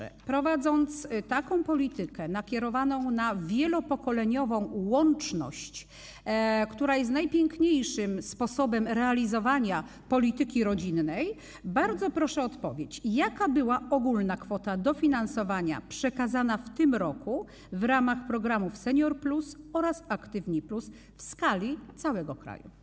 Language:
Polish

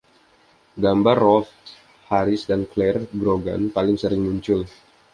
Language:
Indonesian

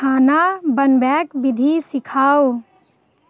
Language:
Maithili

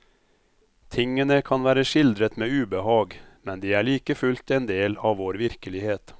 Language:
Norwegian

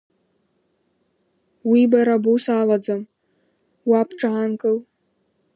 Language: Abkhazian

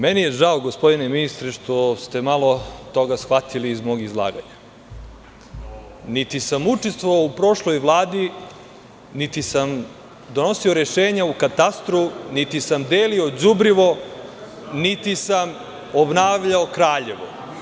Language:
Serbian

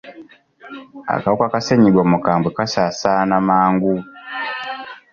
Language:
Ganda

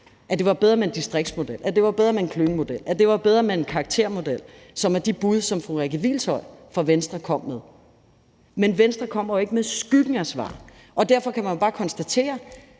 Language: Danish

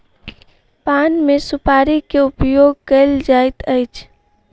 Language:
Maithili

